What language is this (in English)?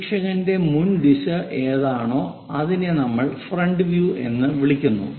Malayalam